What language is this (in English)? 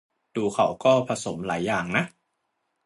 Thai